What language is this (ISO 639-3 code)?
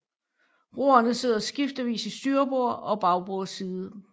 dan